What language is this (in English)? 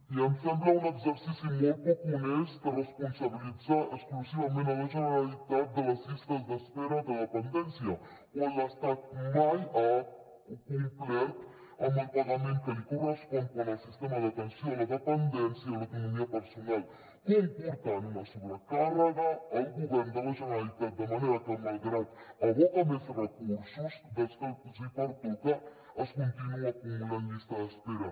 Catalan